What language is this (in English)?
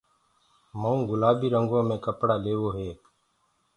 Gurgula